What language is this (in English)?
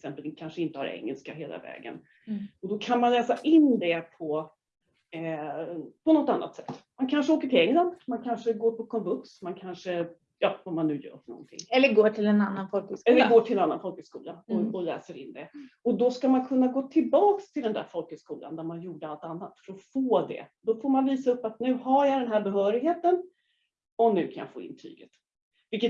Swedish